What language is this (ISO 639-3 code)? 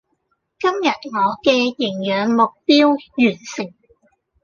yue